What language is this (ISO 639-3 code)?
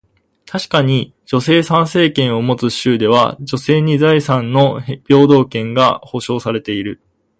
jpn